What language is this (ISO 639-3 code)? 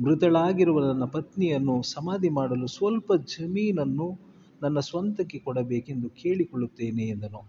kan